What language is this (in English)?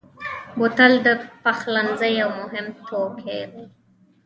Pashto